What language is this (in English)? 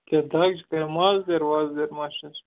Kashmiri